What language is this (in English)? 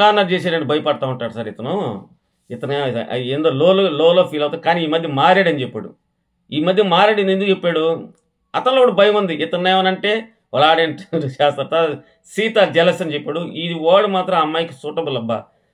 Telugu